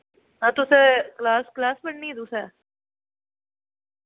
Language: Dogri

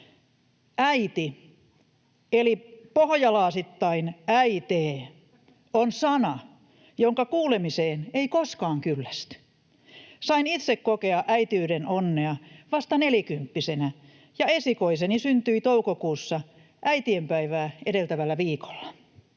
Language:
Finnish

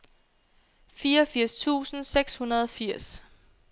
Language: Danish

